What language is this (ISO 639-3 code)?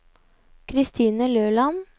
nor